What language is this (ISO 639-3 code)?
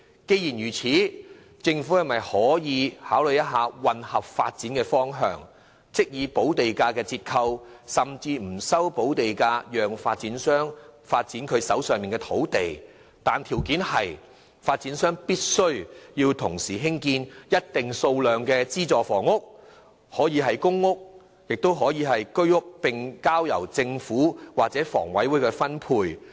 yue